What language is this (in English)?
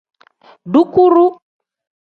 Tem